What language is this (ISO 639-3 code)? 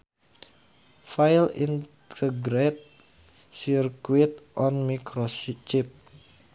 sun